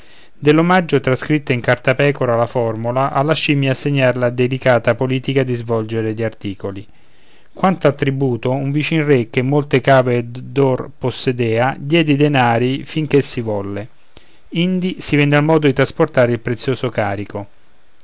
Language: Italian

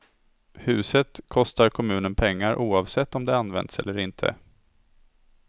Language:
Swedish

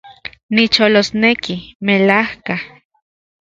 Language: Central Puebla Nahuatl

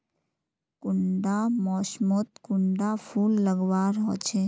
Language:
Magahi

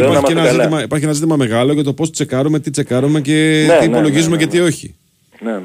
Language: Greek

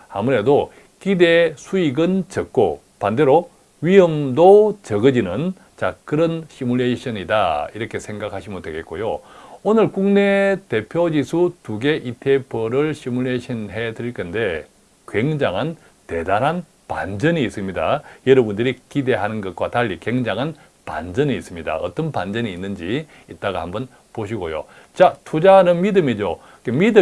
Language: Korean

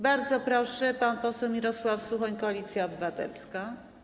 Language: Polish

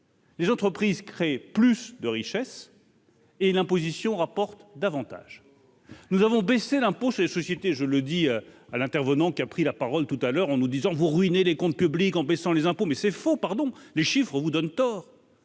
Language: French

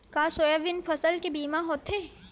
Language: Chhattisgarhi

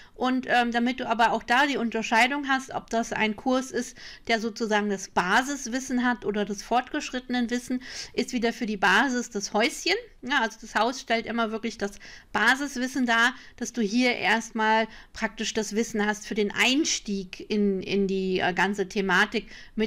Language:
German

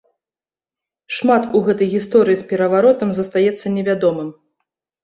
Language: Belarusian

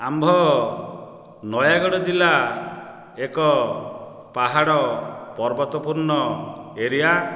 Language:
Odia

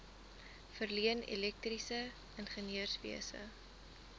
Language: Afrikaans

